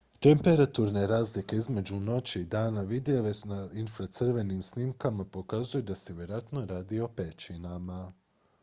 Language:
Croatian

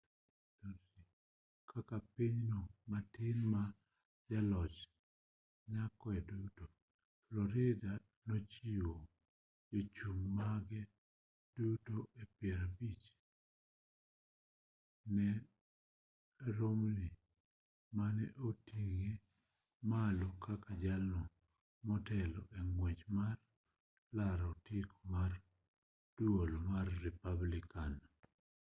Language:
Luo (Kenya and Tanzania)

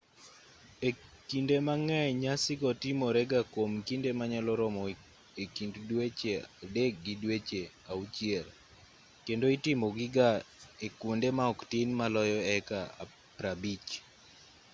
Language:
Luo (Kenya and Tanzania)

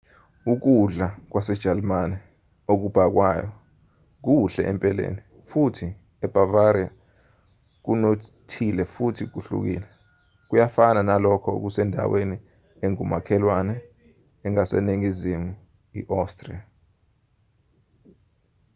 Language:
Zulu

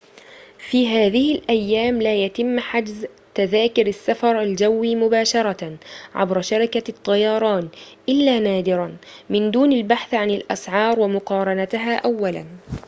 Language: Arabic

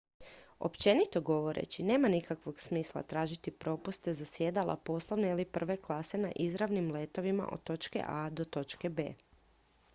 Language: Croatian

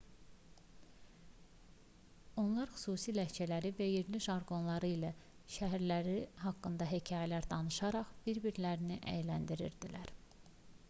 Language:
Azerbaijani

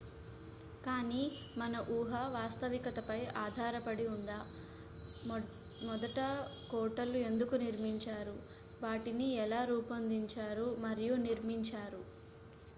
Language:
Telugu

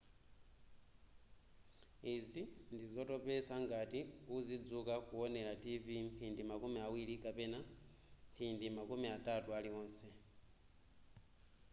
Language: Nyanja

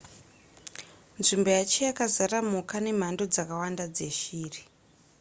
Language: Shona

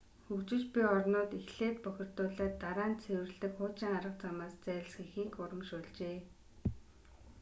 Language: Mongolian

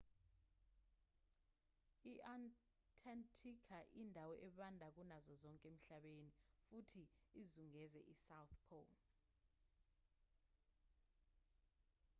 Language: Zulu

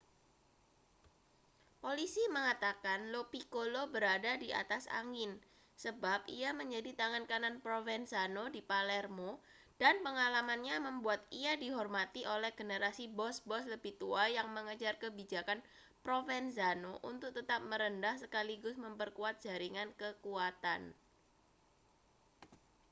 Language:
Indonesian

